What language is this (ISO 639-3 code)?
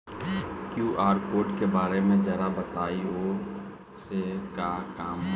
bho